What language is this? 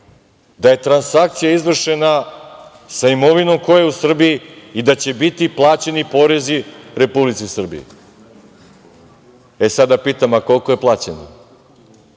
Serbian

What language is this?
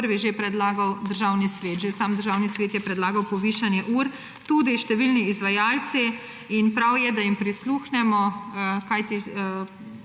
Slovenian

